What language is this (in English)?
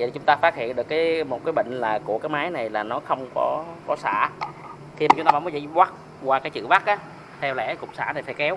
Vietnamese